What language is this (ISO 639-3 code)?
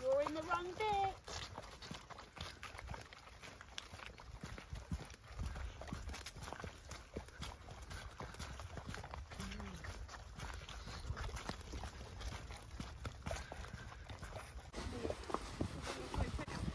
eng